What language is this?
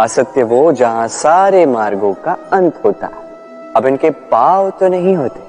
Hindi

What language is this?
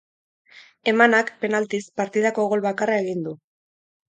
Basque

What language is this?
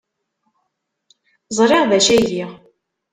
Kabyle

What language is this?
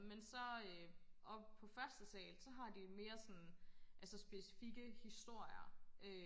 Danish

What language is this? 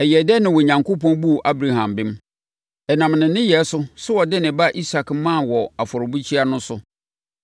Akan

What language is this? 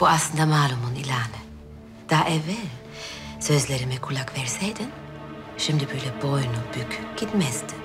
Turkish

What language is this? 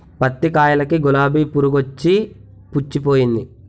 Telugu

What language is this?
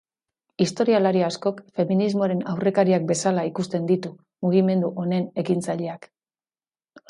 Basque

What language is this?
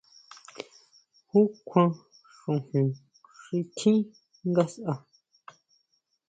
Huautla Mazatec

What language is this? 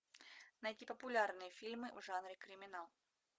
Russian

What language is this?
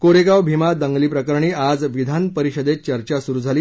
Marathi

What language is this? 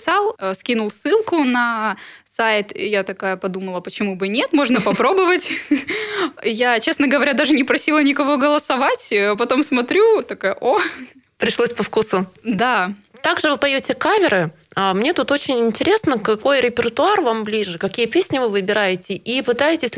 Russian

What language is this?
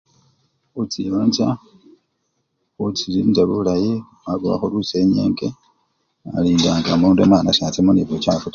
Luyia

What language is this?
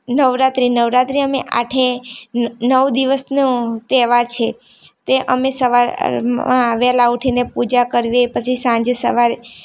Gujarati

